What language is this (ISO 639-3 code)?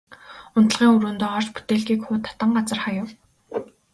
mon